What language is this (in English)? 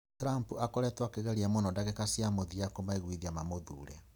Kikuyu